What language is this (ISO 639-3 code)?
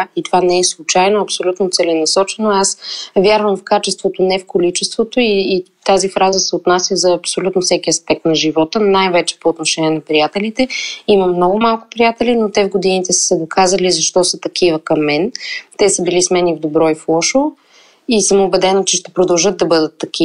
bul